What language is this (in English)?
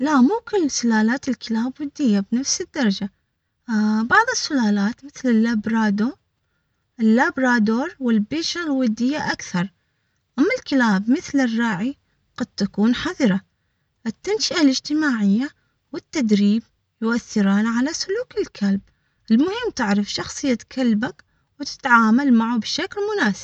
Omani Arabic